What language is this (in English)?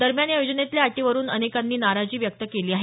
Marathi